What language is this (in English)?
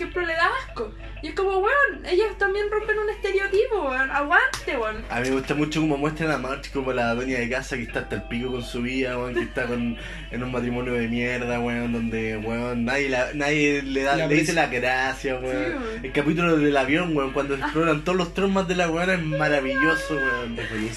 Spanish